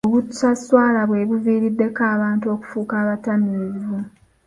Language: Ganda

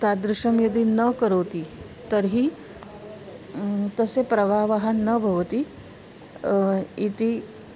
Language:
Sanskrit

